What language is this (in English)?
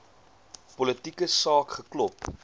Afrikaans